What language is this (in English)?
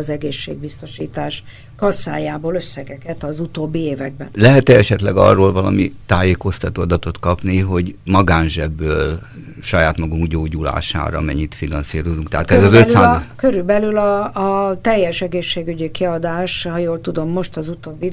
Hungarian